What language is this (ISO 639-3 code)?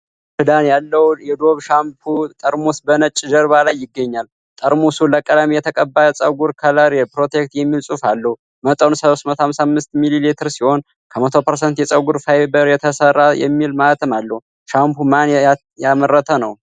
amh